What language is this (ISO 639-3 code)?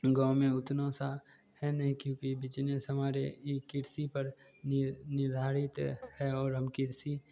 hin